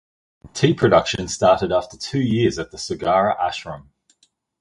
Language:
English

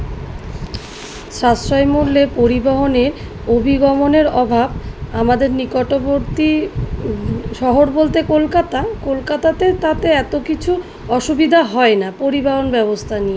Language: Bangla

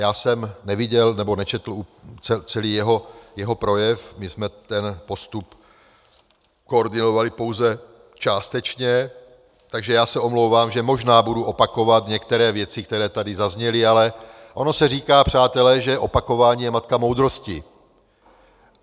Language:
Czech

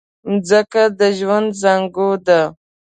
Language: Pashto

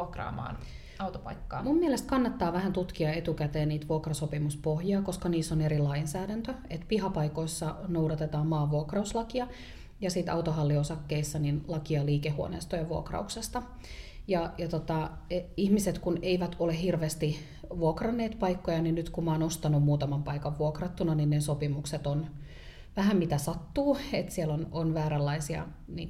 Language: Finnish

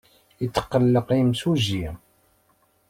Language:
Kabyle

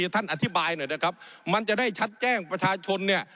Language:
Thai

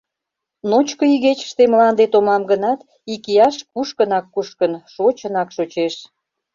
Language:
Mari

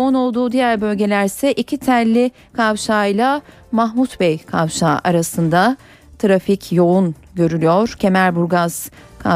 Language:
Turkish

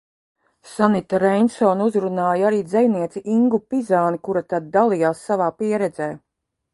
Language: Latvian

